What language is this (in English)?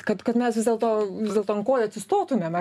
Lithuanian